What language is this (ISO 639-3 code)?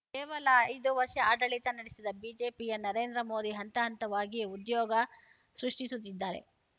kan